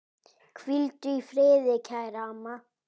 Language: Icelandic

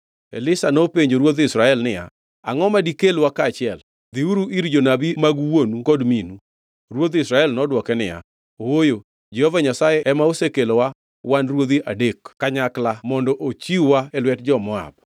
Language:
Luo (Kenya and Tanzania)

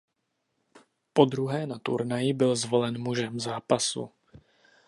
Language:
Czech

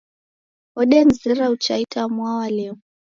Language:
Taita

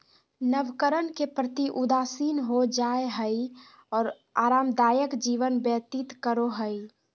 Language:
Magahi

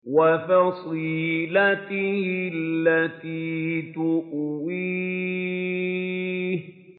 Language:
Arabic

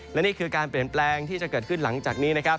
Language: Thai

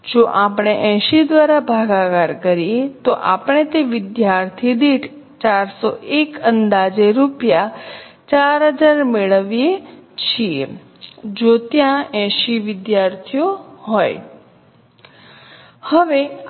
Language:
Gujarati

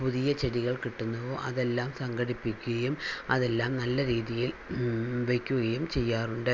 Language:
Malayalam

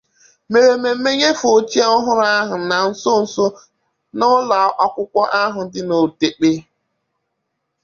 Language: Igbo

